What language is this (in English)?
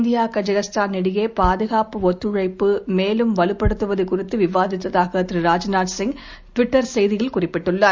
Tamil